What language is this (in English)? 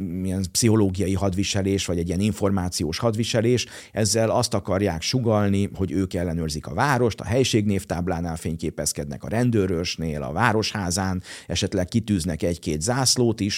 Hungarian